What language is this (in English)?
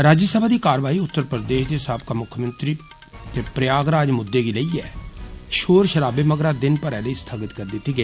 Dogri